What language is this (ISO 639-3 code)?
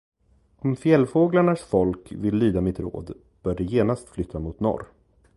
swe